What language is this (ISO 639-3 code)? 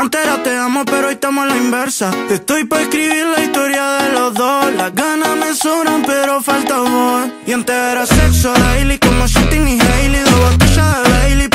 ron